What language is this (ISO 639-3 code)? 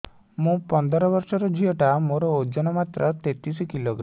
ori